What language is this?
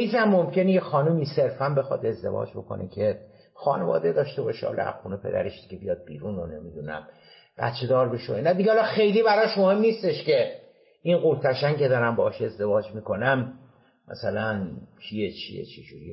Persian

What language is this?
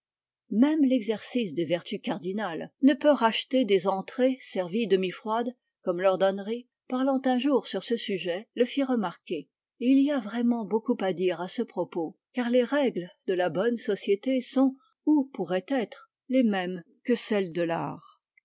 French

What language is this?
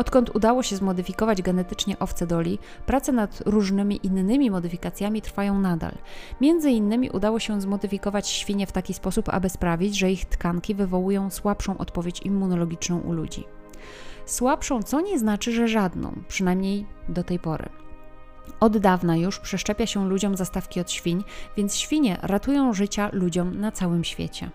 Polish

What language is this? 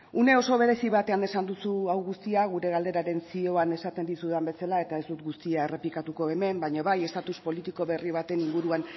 Basque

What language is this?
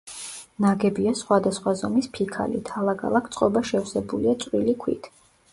Georgian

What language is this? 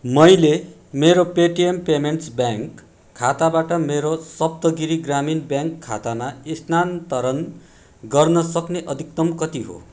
Nepali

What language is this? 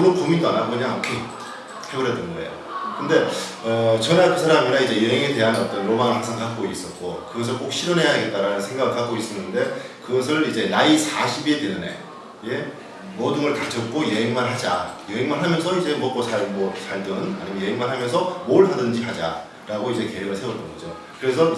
Korean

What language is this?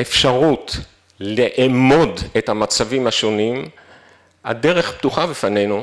Hebrew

